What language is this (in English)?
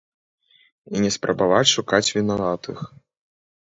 Belarusian